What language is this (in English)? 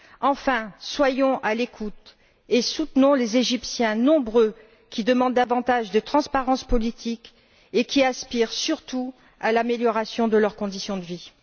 French